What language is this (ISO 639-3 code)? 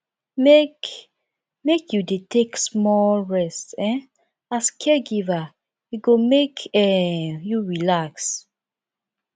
pcm